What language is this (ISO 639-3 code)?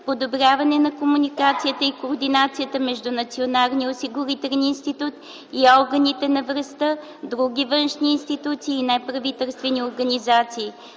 bul